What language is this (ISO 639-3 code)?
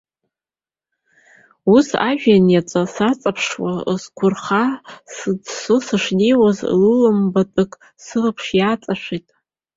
abk